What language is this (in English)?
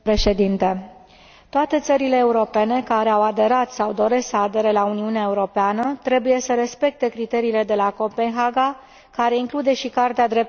Romanian